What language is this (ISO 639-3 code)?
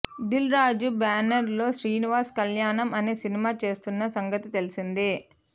tel